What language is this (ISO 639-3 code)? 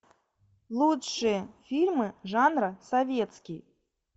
rus